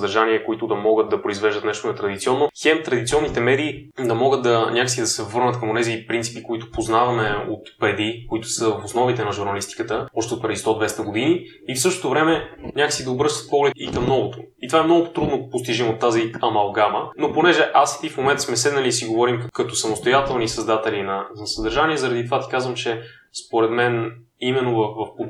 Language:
Bulgarian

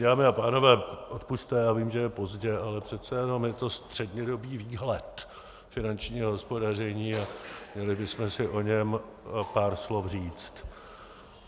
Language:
Czech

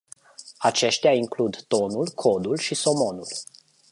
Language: Romanian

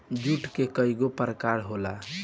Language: Bhojpuri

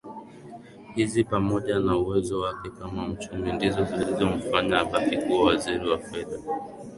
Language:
Swahili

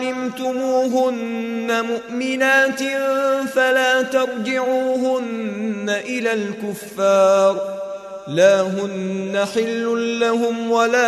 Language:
Arabic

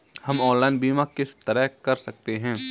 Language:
Hindi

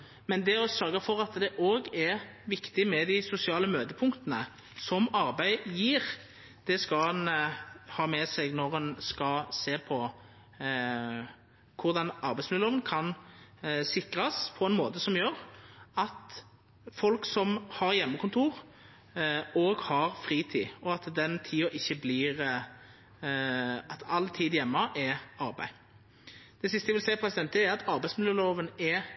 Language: Norwegian Nynorsk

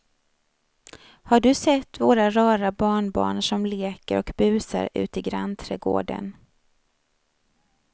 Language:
Swedish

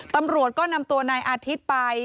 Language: Thai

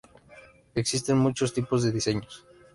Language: Spanish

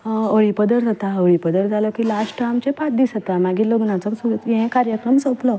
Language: Konkani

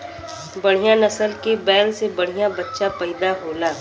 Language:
Bhojpuri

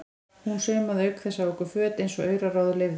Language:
Icelandic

